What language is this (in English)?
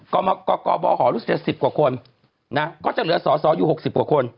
Thai